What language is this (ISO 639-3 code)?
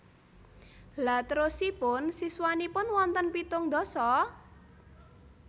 jav